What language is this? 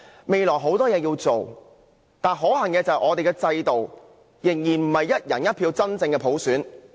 Cantonese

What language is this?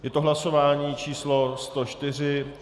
Czech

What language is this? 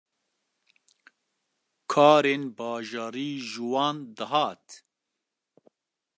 Kurdish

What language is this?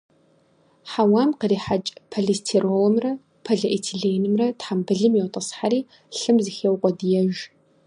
Kabardian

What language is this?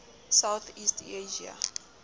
Southern Sotho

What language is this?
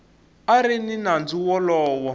Tsonga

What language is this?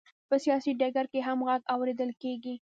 Pashto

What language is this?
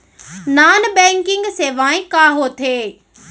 Chhattisgarhi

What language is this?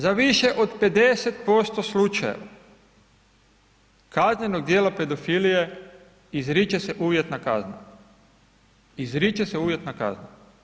Croatian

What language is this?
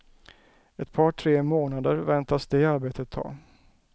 Swedish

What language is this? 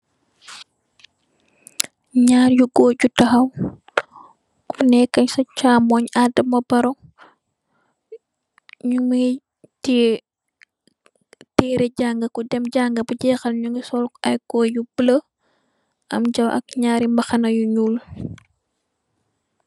Wolof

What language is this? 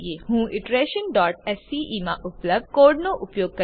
Gujarati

